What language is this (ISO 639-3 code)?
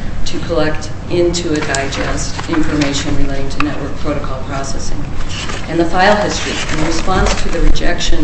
eng